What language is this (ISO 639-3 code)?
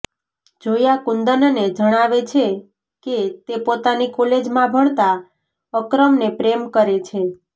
guj